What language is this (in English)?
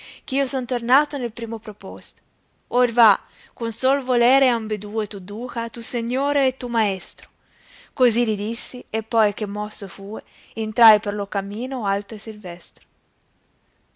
Italian